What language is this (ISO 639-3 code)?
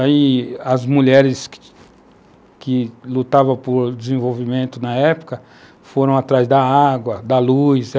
por